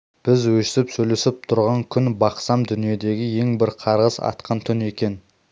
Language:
Kazakh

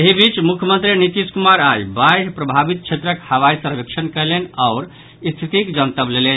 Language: Maithili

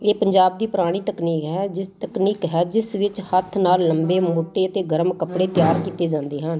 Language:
Punjabi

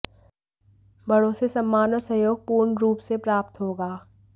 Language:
Hindi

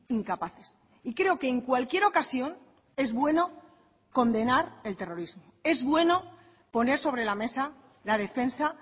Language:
Spanish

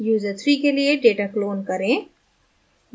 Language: Hindi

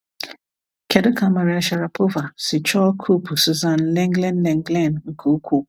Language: Igbo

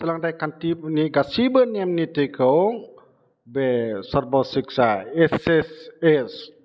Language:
Bodo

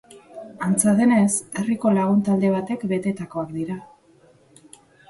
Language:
Basque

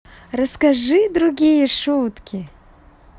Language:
Russian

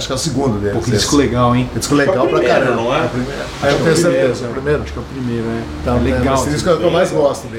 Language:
Portuguese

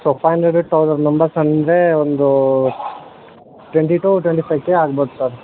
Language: Kannada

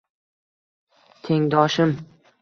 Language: Uzbek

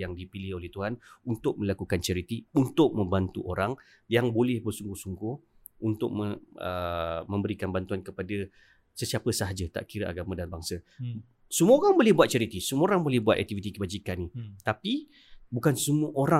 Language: Malay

